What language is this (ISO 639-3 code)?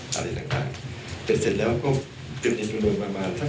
tha